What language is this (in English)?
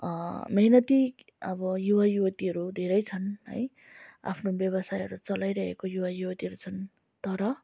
Nepali